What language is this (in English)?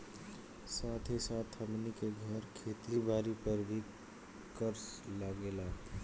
Bhojpuri